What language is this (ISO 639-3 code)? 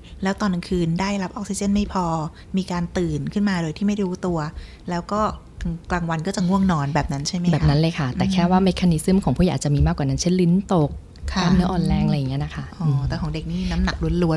tha